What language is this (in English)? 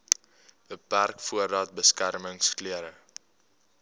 Afrikaans